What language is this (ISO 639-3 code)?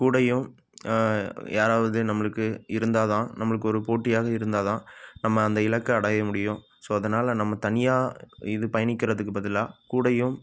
tam